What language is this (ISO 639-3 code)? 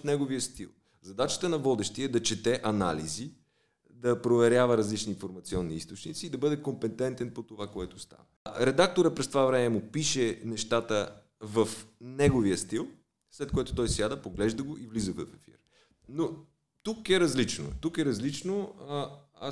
bul